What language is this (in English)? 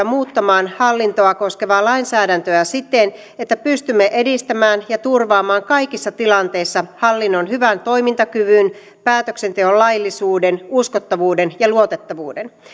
Finnish